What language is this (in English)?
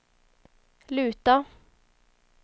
Swedish